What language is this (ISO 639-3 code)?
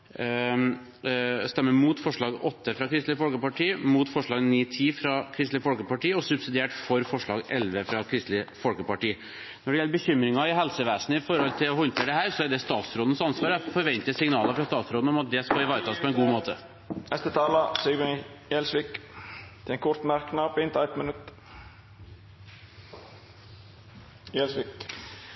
nor